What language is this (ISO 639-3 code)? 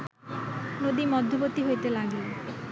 ben